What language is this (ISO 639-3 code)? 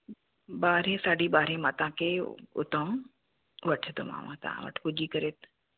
snd